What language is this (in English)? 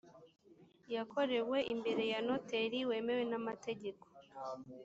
Kinyarwanda